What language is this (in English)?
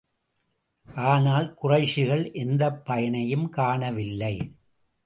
Tamil